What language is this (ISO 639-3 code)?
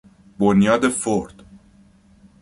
fas